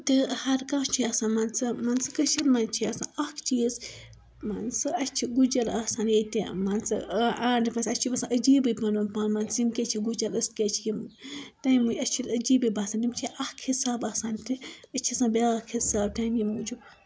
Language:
Kashmiri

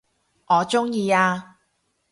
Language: Cantonese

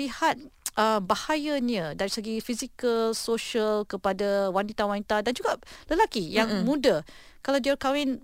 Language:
Malay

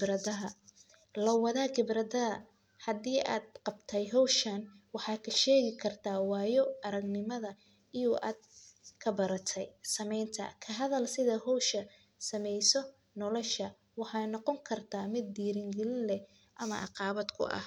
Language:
Somali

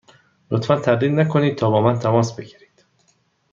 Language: Persian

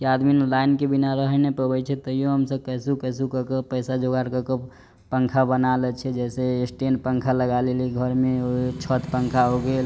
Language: Maithili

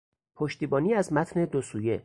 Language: Persian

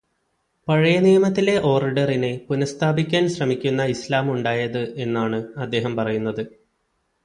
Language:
Malayalam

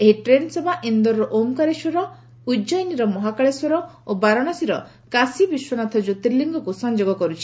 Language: Odia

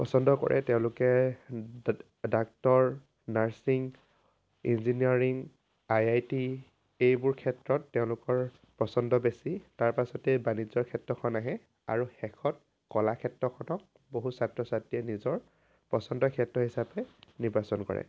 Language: Assamese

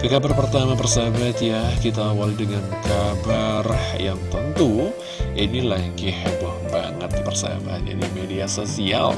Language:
Indonesian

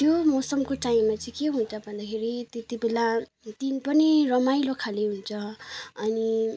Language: Nepali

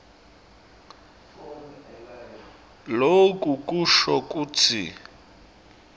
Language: Swati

